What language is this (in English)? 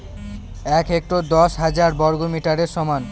Bangla